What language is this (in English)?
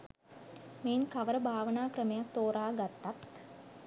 Sinhala